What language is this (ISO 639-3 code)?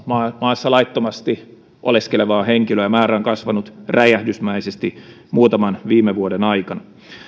fin